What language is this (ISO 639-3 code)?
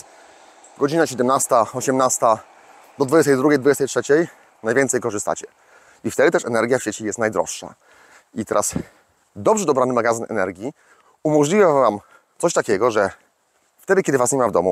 pol